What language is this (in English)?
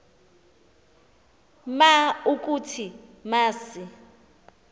Xhosa